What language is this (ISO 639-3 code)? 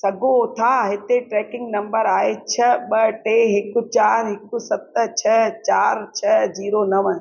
snd